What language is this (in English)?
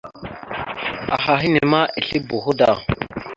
Mada (Cameroon)